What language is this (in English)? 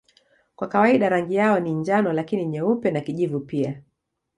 Swahili